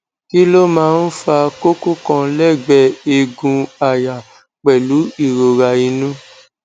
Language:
Yoruba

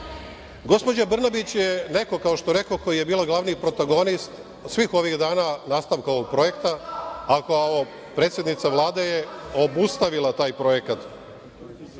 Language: Serbian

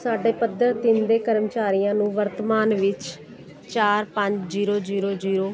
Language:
Punjabi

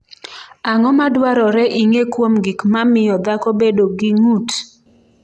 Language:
Luo (Kenya and Tanzania)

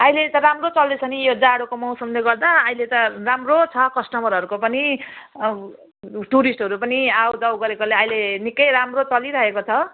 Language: Nepali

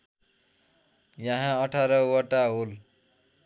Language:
Nepali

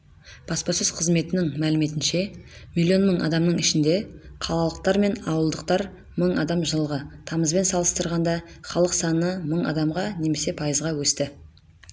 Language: Kazakh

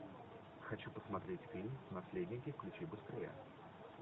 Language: Russian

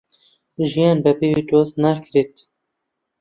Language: Central Kurdish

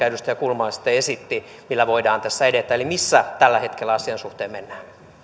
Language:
Finnish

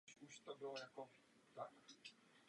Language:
Czech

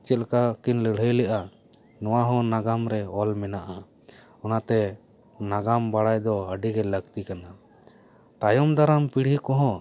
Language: Santali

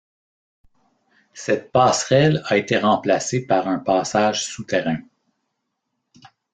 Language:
French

